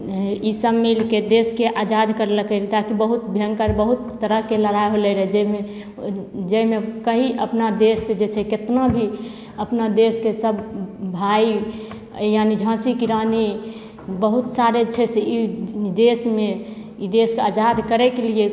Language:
Maithili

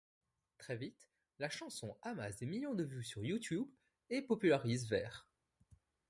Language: French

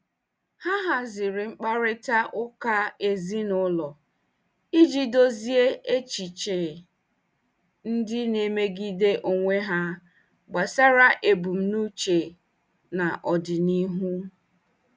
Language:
Igbo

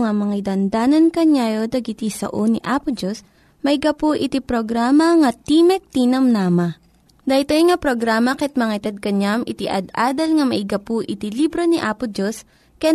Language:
Filipino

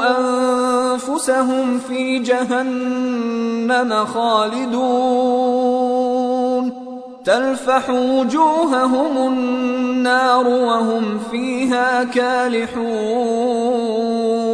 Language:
Arabic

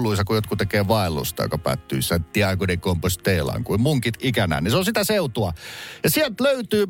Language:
Finnish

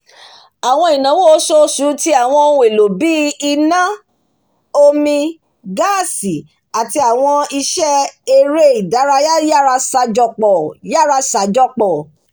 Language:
Yoruba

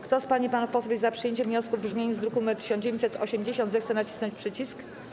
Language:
Polish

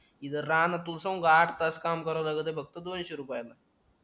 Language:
Marathi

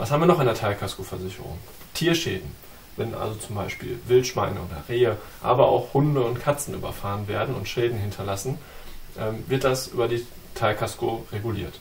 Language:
German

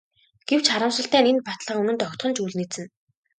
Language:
Mongolian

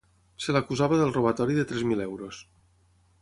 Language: Catalan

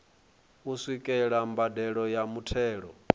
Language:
Venda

